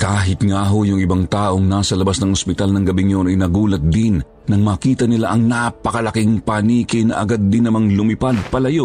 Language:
Filipino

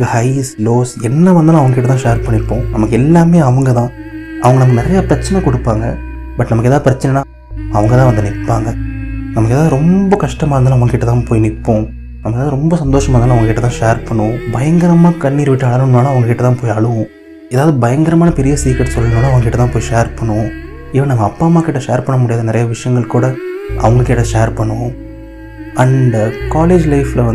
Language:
Tamil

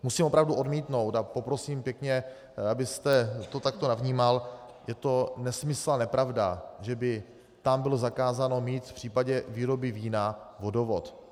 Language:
Czech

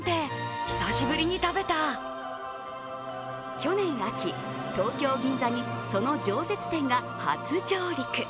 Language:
Japanese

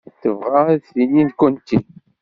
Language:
Kabyle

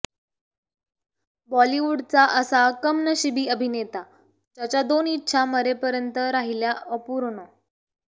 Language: Marathi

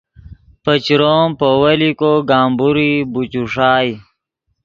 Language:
Yidgha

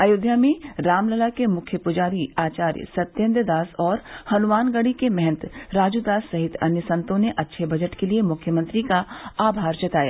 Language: Hindi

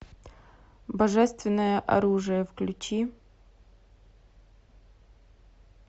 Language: Russian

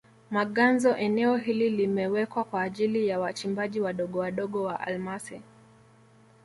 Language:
Swahili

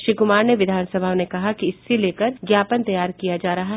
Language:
Hindi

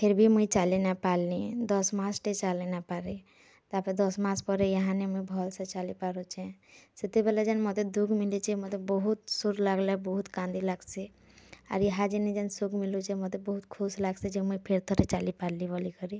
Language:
Odia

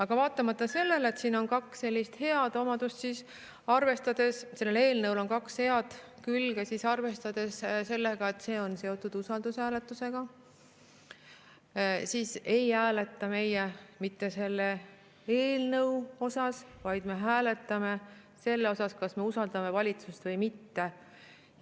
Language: Estonian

